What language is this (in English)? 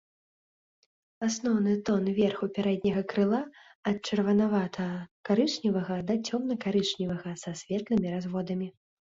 Belarusian